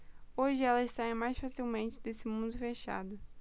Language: Portuguese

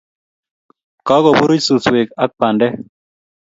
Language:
Kalenjin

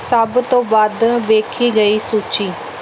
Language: Punjabi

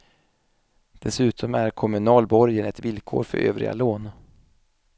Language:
Swedish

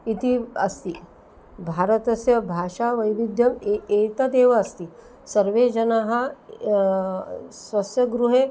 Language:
Sanskrit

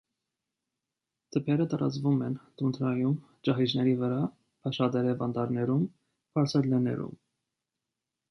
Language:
Armenian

